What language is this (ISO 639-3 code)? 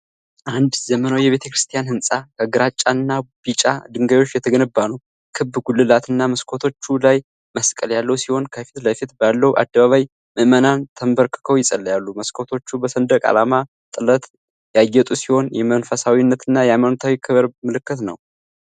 amh